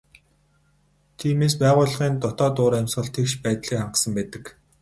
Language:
Mongolian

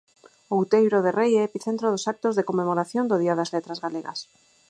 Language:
Galician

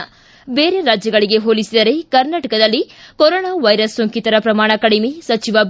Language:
Kannada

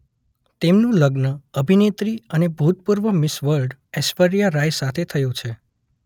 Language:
Gujarati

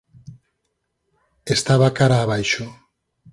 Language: Galician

